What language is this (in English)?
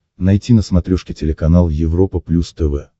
Russian